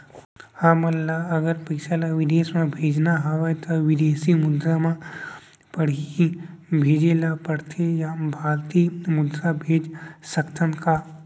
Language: Chhattisgarhi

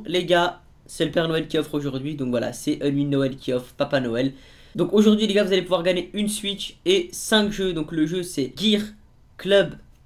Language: French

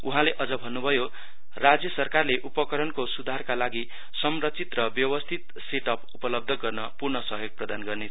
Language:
Nepali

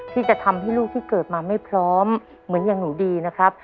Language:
Thai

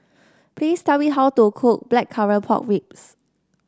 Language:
English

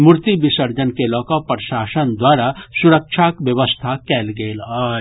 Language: Maithili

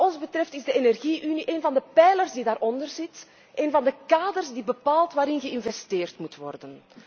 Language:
Dutch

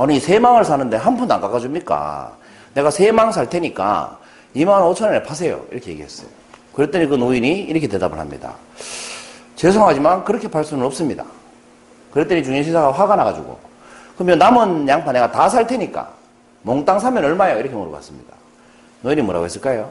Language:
Korean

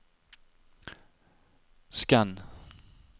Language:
Norwegian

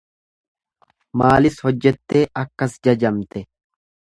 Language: Oromo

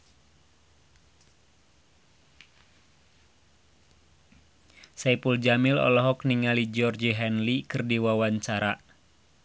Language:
Sundanese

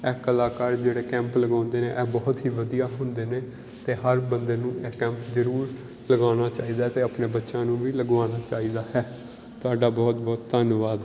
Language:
Punjabi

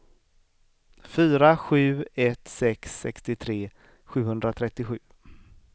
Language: Swedish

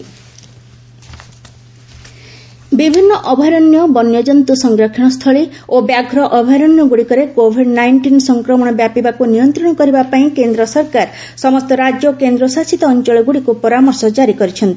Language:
Odia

